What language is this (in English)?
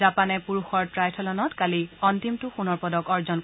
Assamese